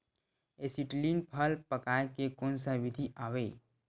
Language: Chhattisgarhi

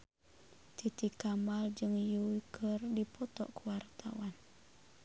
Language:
Sundanese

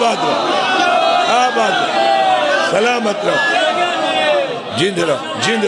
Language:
Arabic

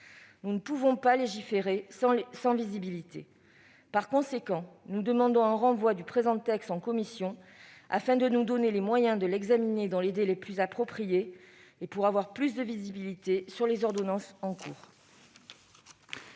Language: French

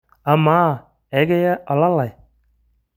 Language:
Masai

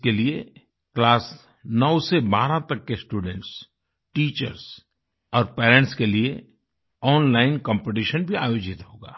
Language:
Hindi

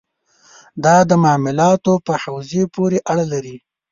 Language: Pashto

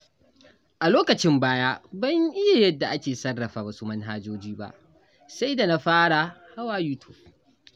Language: Hausa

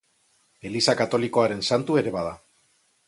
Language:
Basque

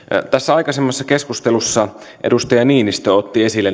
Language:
Finnish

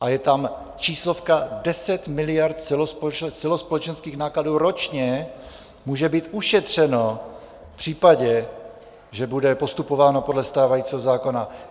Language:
Czech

